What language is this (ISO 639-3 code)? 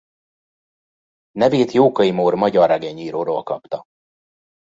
hun